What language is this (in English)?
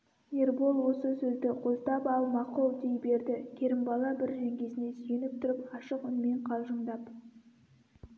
Kazakh